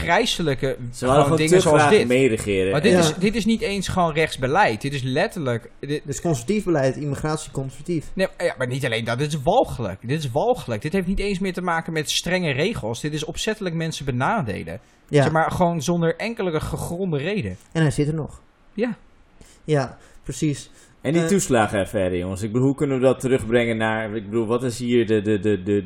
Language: Dutch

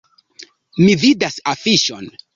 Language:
Esperanto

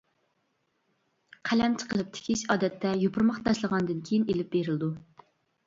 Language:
Uyghur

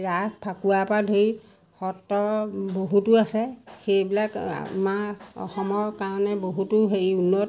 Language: Assamese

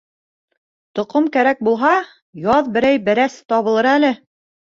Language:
Bashkir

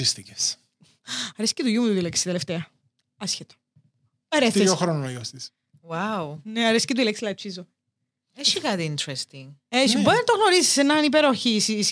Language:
Greek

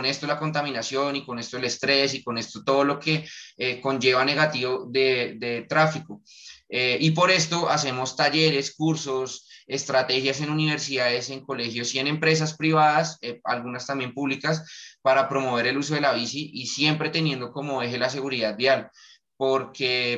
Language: Spanish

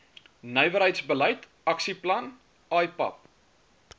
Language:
Afrikaans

